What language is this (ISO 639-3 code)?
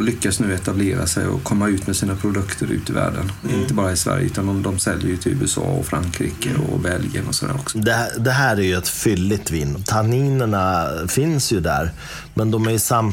swe